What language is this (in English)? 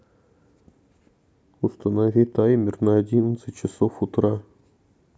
Russian